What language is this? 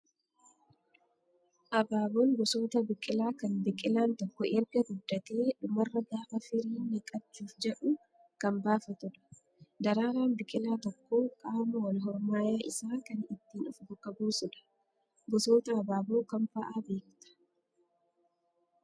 Oromo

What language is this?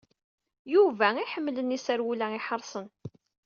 Kabyle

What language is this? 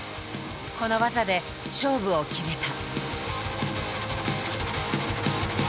Japanese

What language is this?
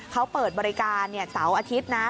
Thai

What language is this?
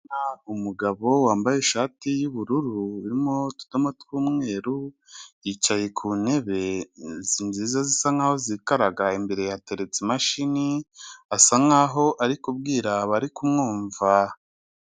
Kinyarwanda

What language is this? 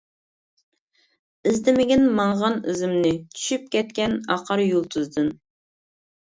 Uyghur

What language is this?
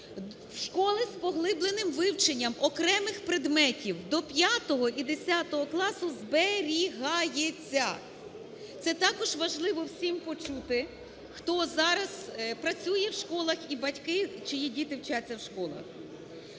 Ukrainian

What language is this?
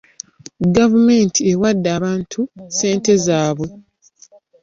Ganda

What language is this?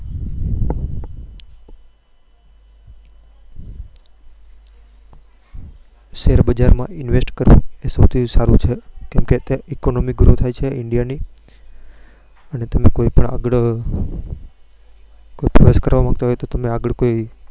Gujarati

